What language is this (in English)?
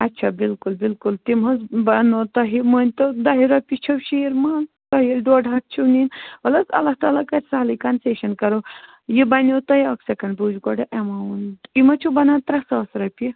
Kashmiri